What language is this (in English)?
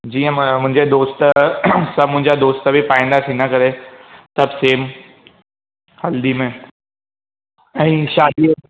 Sindhi